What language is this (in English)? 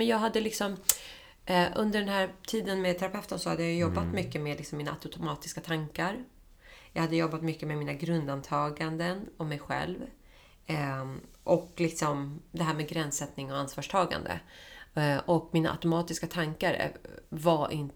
Swedish